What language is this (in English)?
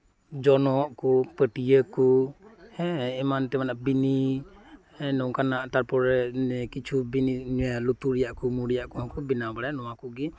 Santali